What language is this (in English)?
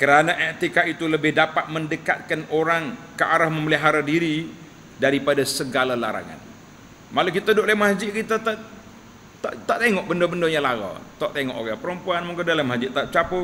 Malay